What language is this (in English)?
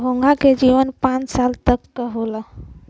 Bhojpuri